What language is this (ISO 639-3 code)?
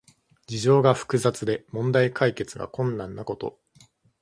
jpn